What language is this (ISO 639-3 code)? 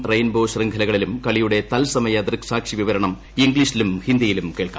mal